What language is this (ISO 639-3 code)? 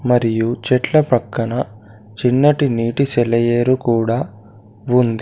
tel